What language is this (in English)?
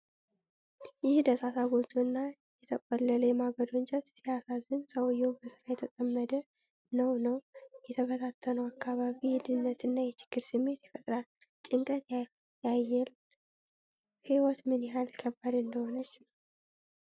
Amharic